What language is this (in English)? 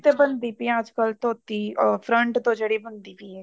Punjabi